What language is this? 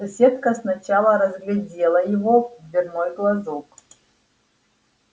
Russian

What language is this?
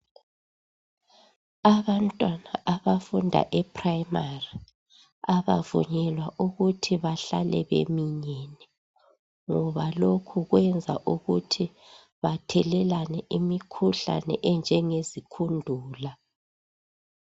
North Ndebele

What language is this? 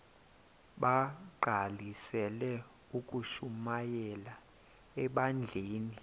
Xhosa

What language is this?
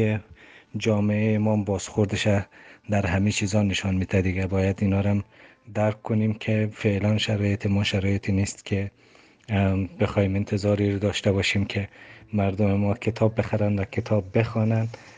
Persian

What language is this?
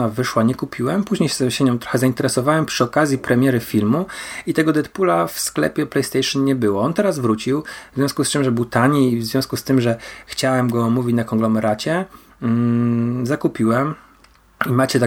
Polish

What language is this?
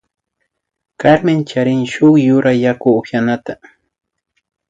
Imbabura Highland Quichua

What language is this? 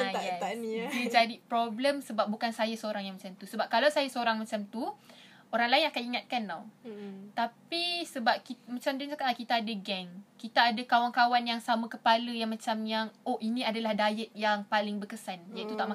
Malay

